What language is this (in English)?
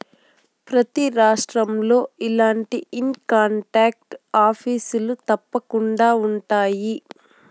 Telugu